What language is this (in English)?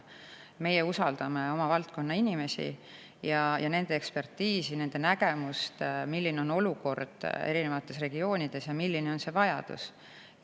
Estonian